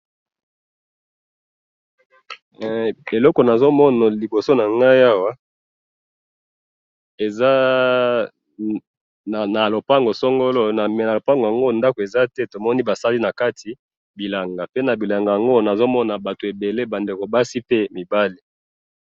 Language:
Lingala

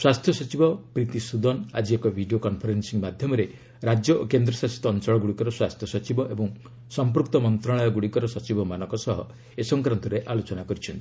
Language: Odia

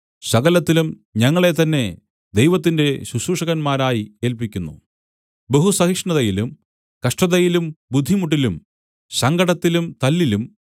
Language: Malayalam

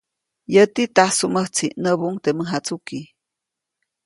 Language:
Copainalá Zoque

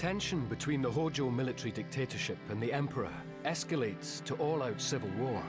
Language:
English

